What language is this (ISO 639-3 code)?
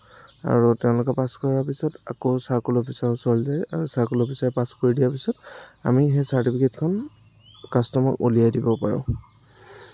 asm